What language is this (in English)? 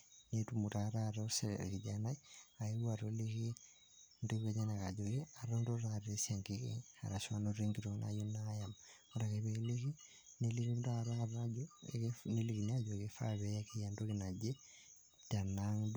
Masai